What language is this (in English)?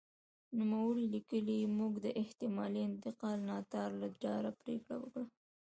Pashto